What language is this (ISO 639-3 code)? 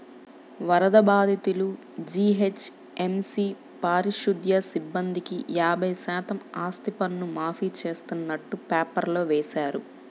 tel